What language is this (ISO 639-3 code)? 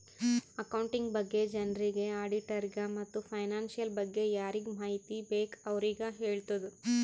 kan